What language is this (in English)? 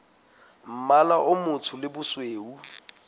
Southern Sotho